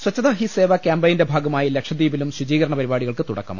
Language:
Malayalam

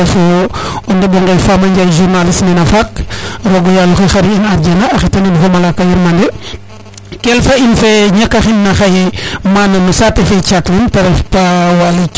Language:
Serer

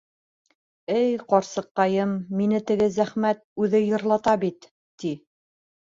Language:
Bashkir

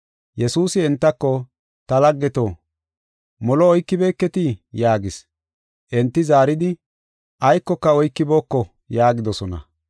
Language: Gofa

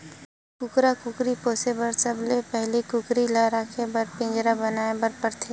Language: Chhattisgarhi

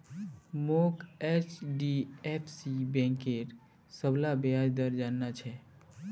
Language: Magahi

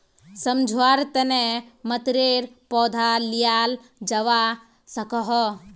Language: Magahi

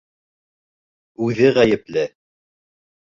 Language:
Bashkir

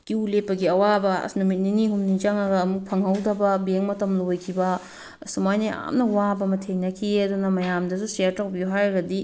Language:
Manipuri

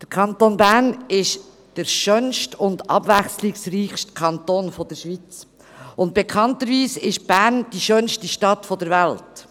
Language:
Swiss German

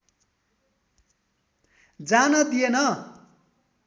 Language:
Nepali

